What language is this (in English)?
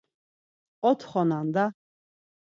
Laz